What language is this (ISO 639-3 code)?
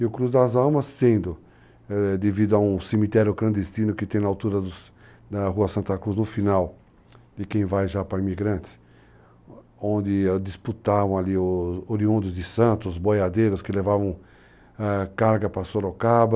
por